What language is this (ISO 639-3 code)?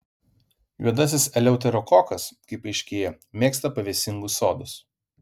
lit